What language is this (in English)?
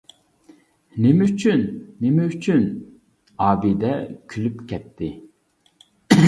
Uyghur